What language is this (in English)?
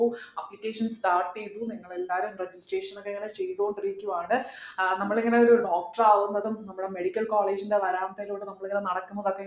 Malayalam